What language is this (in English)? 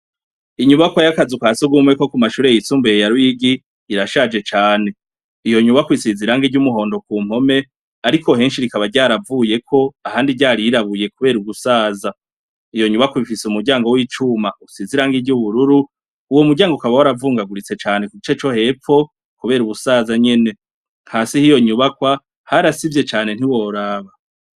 Rundi